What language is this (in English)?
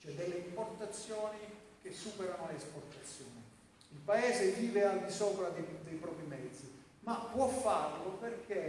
Italian